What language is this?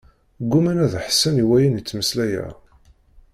Kabyle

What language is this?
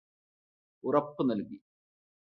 Malayalam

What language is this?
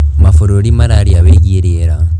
Kikuyu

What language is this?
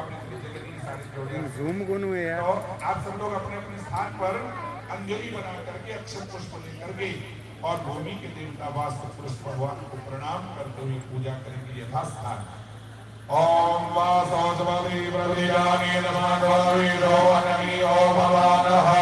Hindi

